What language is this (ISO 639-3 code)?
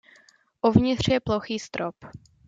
ces